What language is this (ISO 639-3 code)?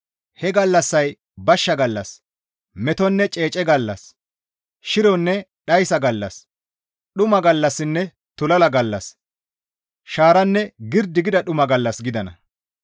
gmv